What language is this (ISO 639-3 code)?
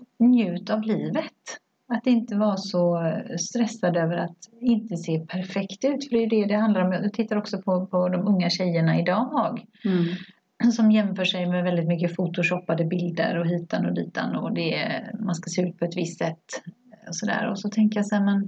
swe